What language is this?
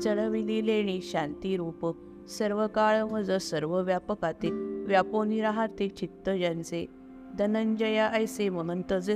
Marathi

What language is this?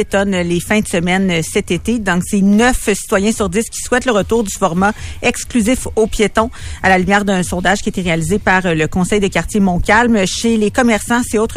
French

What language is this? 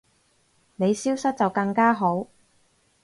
Cantonese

